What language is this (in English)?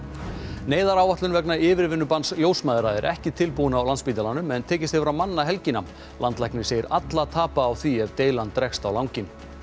Icelandic